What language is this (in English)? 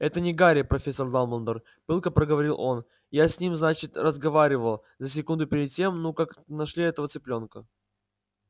Russian